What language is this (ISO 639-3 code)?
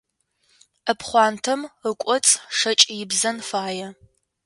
ady